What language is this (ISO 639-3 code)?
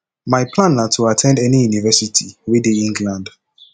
pcm